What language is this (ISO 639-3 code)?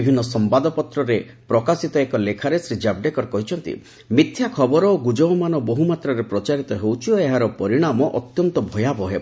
ori